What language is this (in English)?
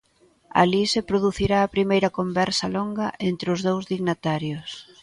Galician